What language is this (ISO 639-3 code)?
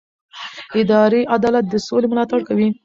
pus